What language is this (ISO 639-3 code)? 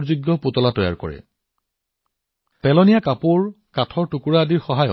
asm